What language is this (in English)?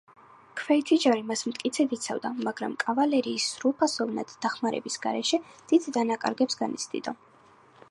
Georgian